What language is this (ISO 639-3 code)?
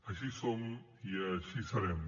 cat